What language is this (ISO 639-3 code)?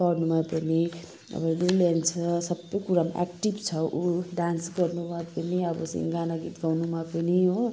nep